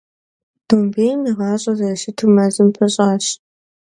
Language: Kabardian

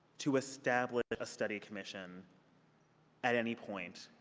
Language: English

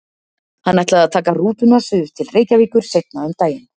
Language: Icelandic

